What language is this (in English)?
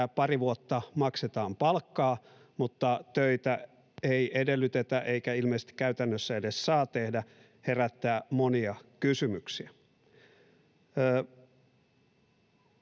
Finnish